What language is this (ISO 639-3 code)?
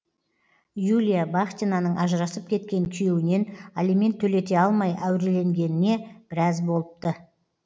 kaz